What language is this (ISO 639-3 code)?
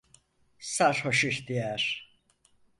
tur